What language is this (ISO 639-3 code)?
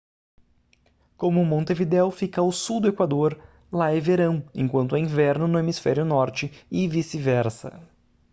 por